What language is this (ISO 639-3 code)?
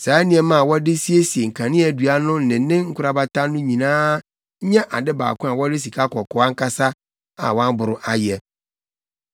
aka